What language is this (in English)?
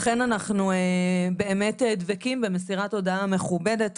Hebrew